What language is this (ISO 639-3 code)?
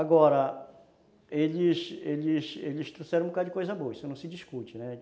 por